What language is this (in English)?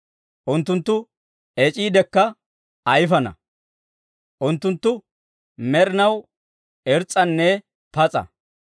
Dawro